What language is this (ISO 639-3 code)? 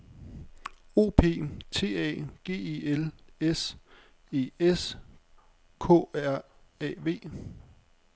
dan